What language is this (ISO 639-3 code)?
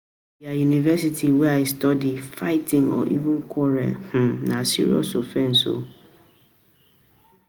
pcm